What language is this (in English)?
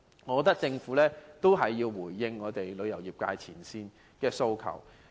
Cantonese